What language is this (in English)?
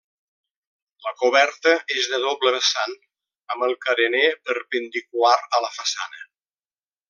Catalan